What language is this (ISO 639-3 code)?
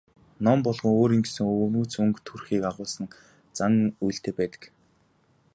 mon